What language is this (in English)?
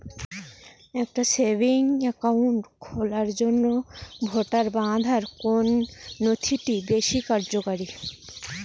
Bangla